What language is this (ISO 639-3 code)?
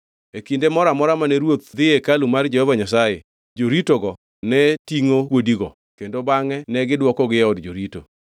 luo